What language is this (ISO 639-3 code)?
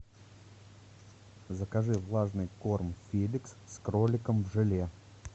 rus